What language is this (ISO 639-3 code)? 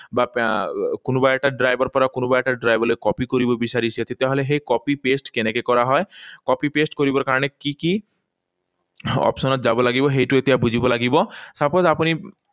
asm